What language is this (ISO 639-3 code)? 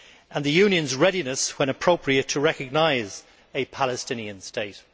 eng